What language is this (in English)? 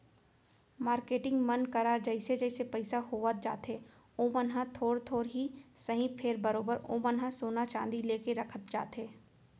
Chhattisgarhi